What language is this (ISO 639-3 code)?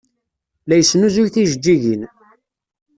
kab